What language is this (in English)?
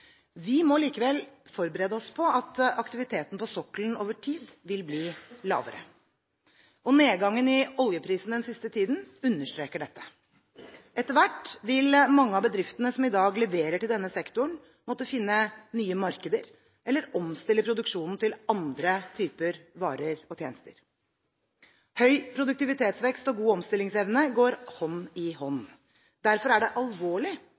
Norwegian Bokmål